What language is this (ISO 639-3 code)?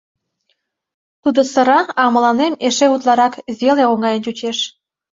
chm